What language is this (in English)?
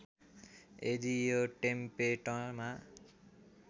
Nepali